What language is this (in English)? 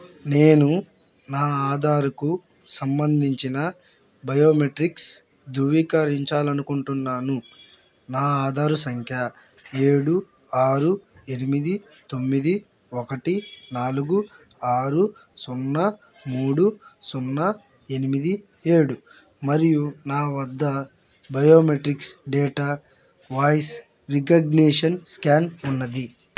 Telugu